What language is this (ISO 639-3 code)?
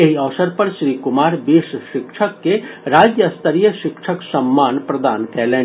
mai